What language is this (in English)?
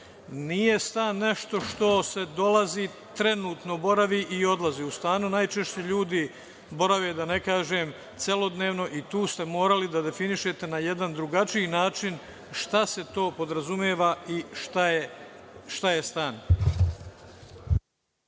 Serbian